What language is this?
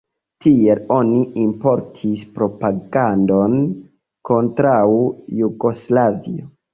Esperanto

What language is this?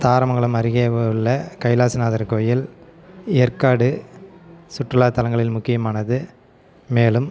Tamil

